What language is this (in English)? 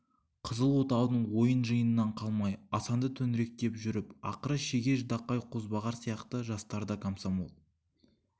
Kazakh